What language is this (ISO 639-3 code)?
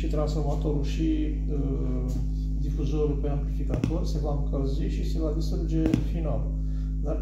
ron